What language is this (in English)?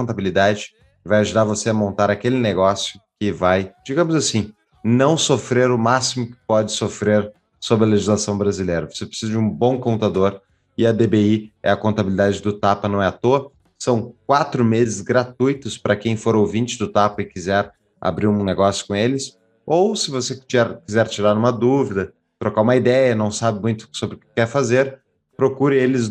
Portuguese